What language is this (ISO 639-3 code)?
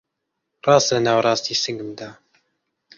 ckb